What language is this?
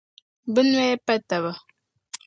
Dagbani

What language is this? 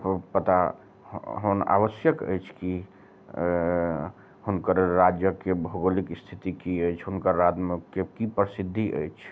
Maithili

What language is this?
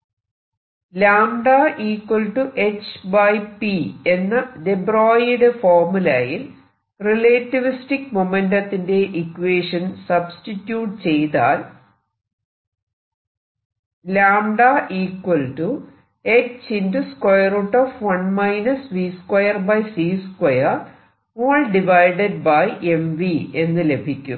Malayalam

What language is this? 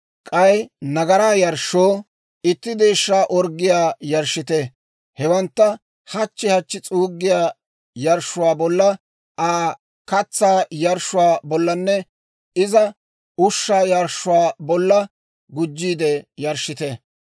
Dawro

